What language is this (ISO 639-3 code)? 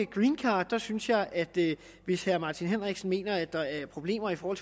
dan